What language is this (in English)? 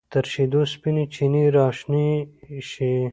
Pashto